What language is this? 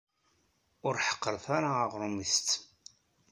Kabyle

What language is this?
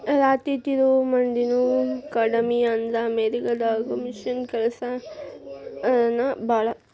Kannada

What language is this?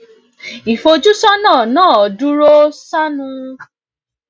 Yoruba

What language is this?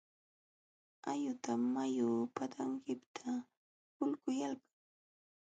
Jauja Wanca Quechua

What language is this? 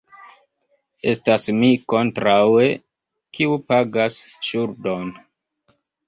Esperanto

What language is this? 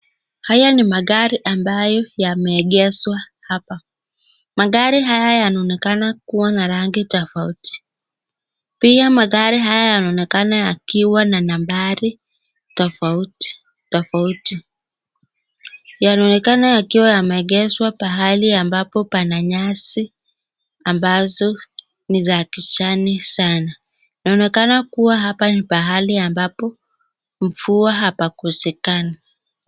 Swahili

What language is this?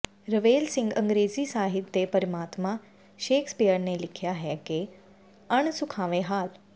Punjabi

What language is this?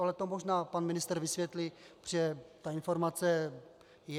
Czech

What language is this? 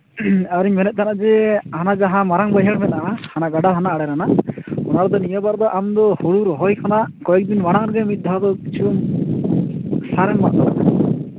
Santali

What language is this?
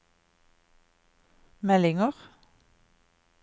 Norwegian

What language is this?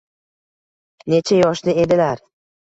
Uzbek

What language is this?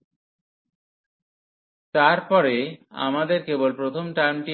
Bangla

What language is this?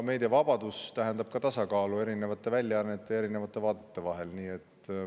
Estonian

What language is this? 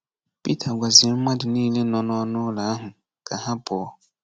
Igbo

